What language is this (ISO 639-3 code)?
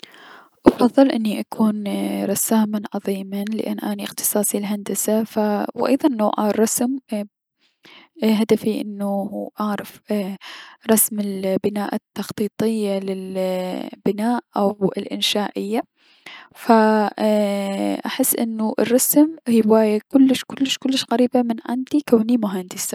acm